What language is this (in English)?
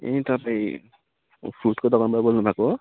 Nepali